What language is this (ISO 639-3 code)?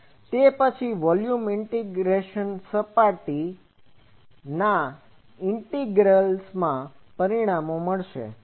guj